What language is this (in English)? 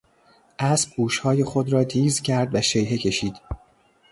Persian